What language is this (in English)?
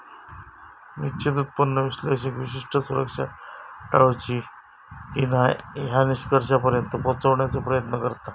Marathi